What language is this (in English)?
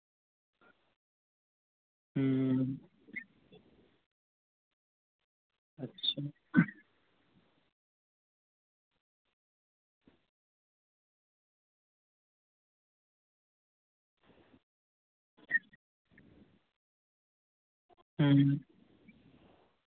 Dogri